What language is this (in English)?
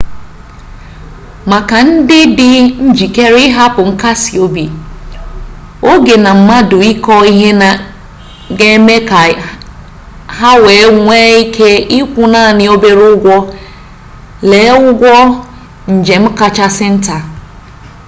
Igbo